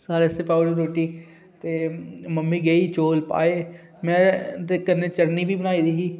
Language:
Dogri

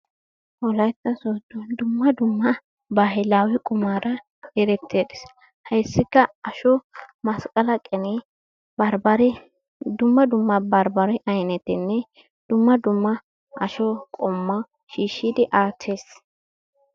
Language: Wolaytta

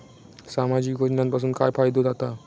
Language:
Marathi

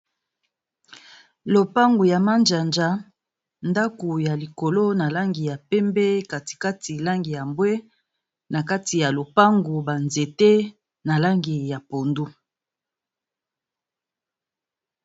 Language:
Lingala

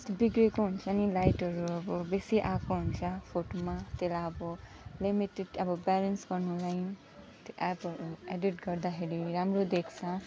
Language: Nepali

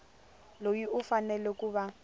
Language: Tsonga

